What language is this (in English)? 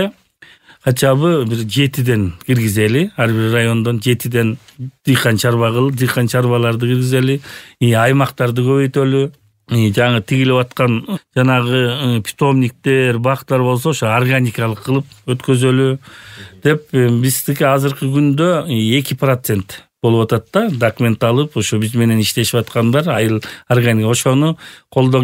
Turkish